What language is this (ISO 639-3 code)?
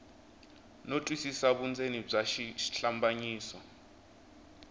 tso